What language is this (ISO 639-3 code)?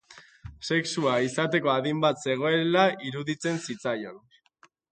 eus